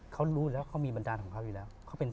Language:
Thai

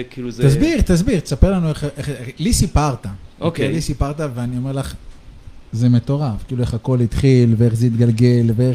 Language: Hebrew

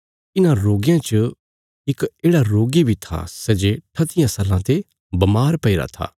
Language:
Bilaspuri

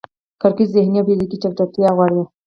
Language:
Pashto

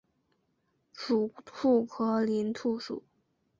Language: Chinese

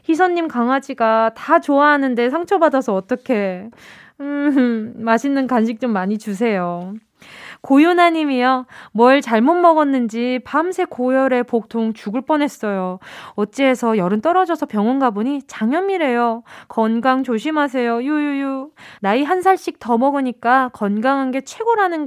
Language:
Korean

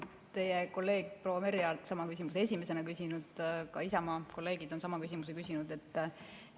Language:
Estonian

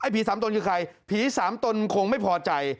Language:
Thai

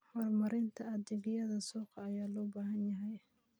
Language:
Somali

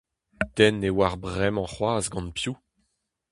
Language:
Breton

